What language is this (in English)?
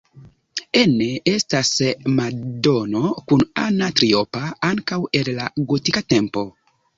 Esperanto